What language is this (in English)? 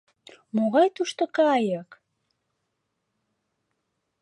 Mari